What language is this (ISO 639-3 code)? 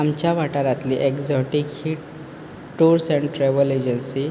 kok